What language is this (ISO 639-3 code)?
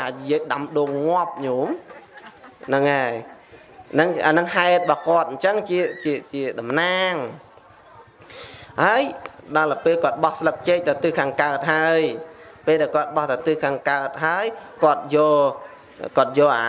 vie